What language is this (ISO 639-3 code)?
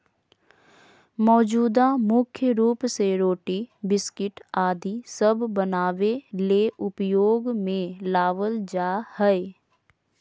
mag